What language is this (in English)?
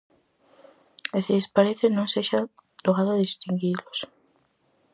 Galician